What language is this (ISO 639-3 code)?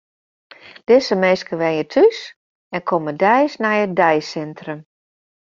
fry